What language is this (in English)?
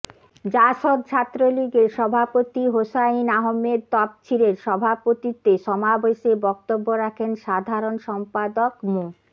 Bangla